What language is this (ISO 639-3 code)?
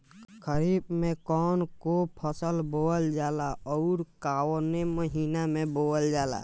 bho